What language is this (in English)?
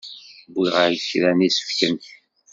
Kabyle